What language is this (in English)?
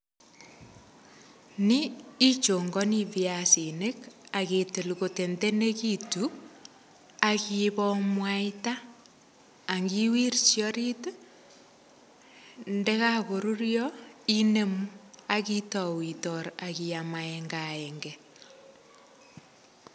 Kalenjin